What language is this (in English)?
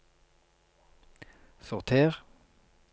Norwegian